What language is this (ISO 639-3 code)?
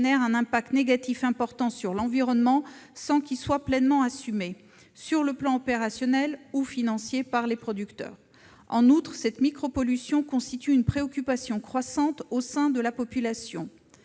fra